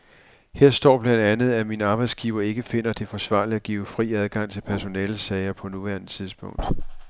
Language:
Danish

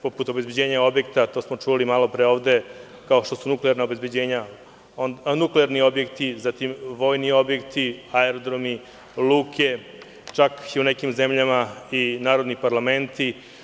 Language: Serbian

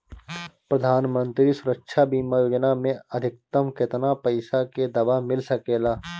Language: Bhojpuri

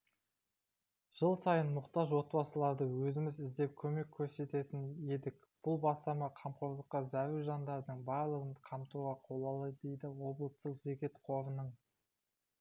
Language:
Kazakh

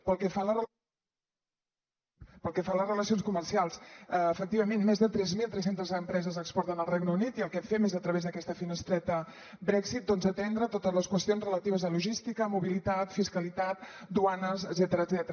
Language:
Catalan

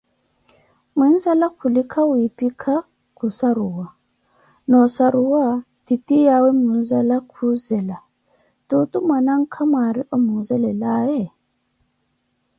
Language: Koti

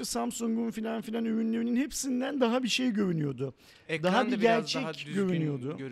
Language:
Turkish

